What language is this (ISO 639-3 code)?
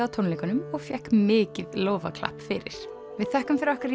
isl